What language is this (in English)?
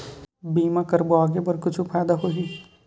Chhattisgarhi